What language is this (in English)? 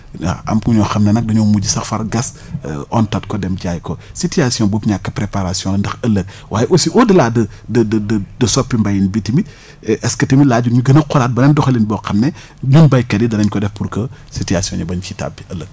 Wolof